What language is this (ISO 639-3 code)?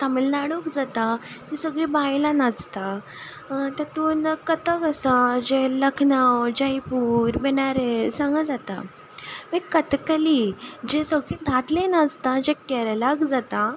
kok